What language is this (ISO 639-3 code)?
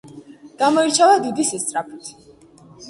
kat